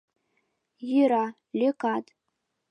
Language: Mari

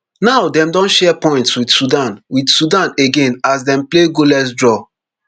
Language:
Nigerian Pidgin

